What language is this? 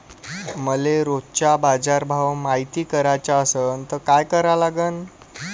Marathi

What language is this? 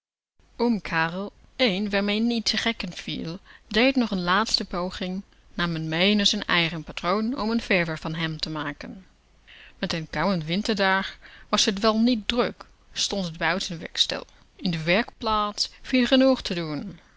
Dutch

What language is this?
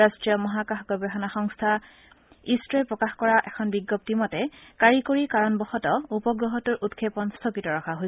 Assamese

